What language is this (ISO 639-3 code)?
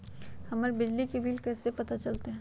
mag